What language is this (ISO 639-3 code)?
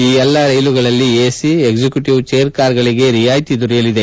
kan